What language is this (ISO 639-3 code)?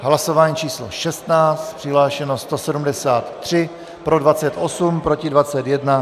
ces